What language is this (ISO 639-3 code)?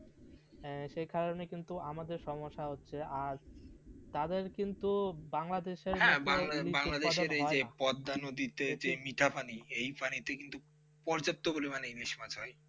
ben